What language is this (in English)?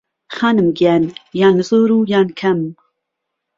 Central Kurdish